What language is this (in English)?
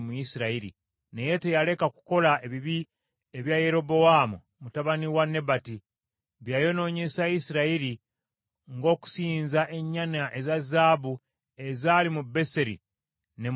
Ganda